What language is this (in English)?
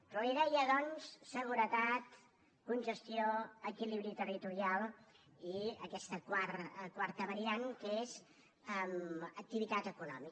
Catalan